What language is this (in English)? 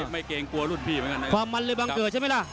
Thai